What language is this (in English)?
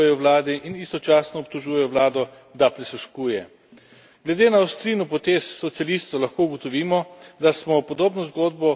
Slovenian